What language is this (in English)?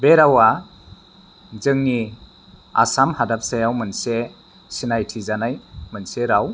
Bodo